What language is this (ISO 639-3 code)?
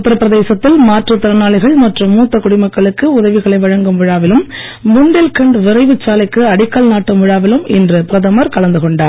tam